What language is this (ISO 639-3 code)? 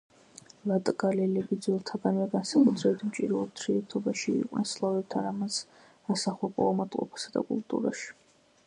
kat